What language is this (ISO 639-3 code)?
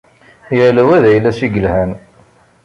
kab